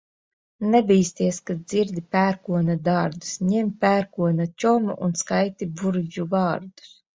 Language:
Latvian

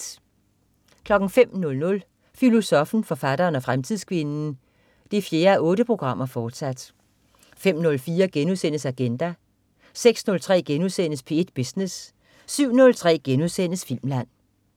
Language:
Danish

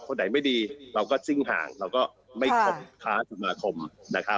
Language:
Thai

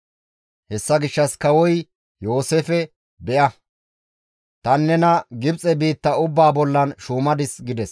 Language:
Gamo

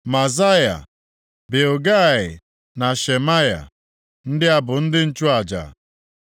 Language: Igbo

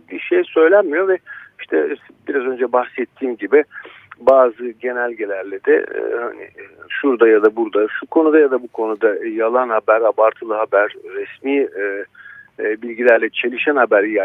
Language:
Turkish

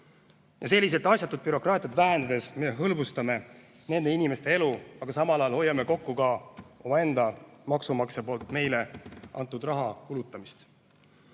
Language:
Estonian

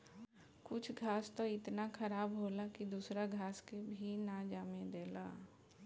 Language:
Bhojpuri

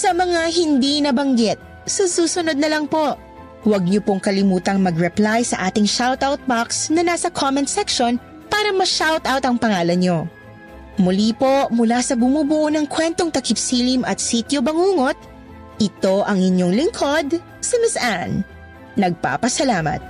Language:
Filipino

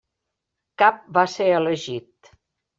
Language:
Catalan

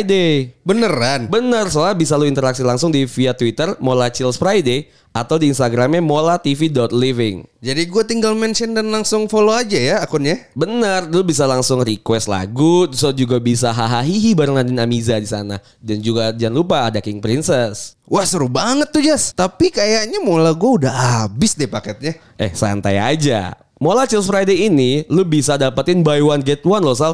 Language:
Indonesian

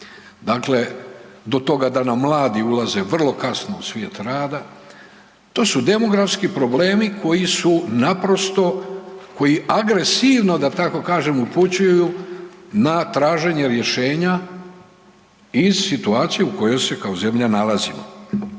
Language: Croatian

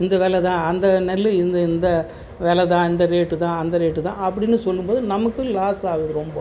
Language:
Tamil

